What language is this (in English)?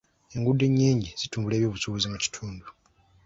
Ganda